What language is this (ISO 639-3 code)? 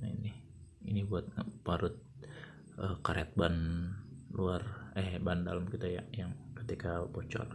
ind